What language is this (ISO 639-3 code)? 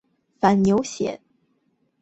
zho